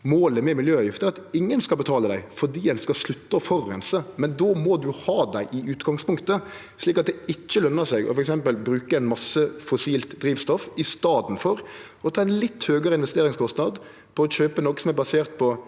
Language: Norwegian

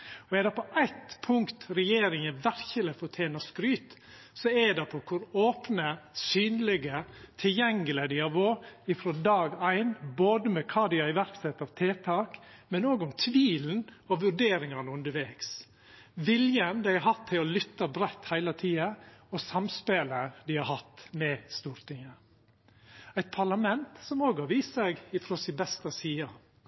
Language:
Norwegian Nynorsk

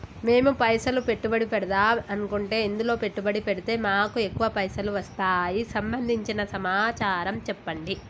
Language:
Telugu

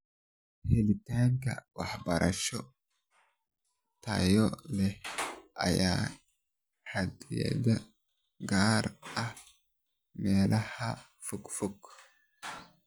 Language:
Somali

